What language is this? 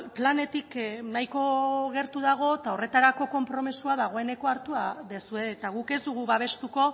Basque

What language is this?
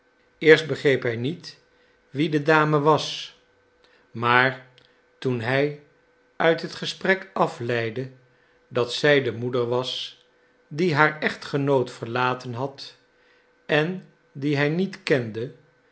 Dutch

